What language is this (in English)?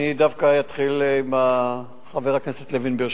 Hebrew